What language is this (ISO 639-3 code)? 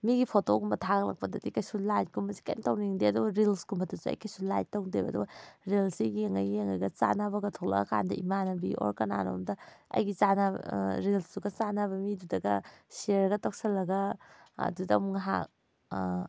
mni